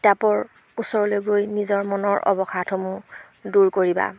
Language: Assamese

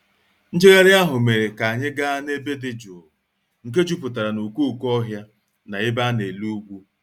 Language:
Igbo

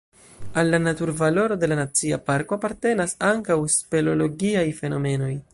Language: Esperanto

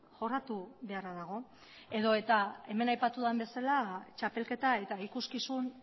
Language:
Basque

